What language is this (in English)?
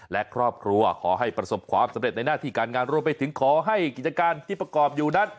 Thai